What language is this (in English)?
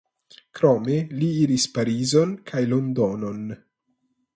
Esperanto